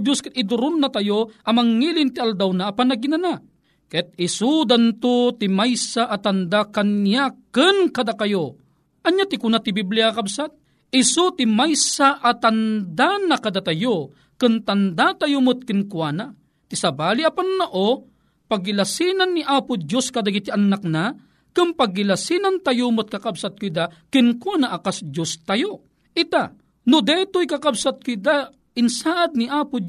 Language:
Filipino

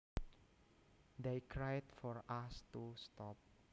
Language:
Javanese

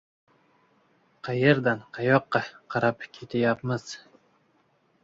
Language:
Uzbek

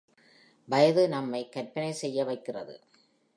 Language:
Tamil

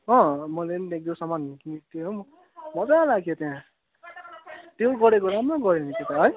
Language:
Nepali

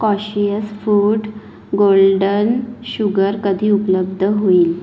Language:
Marathi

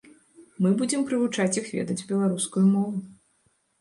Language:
Belarusian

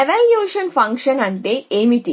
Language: Telugu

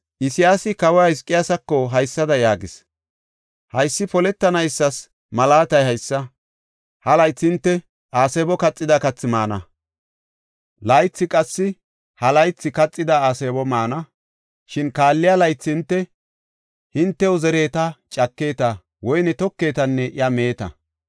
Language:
Gofa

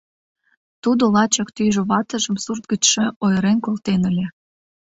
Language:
Mari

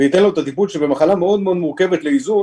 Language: Hebrew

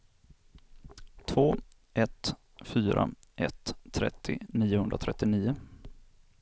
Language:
Swedish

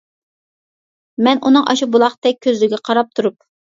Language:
Uyghur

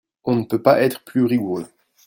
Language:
French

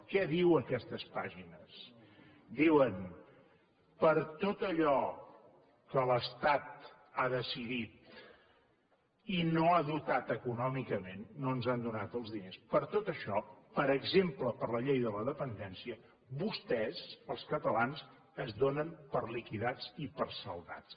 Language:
Catalan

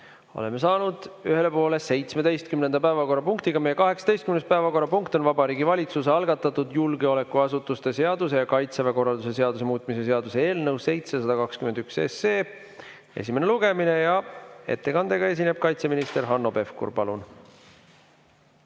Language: Estonian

